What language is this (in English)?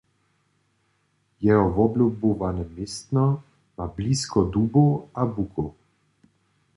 Upper Sorbian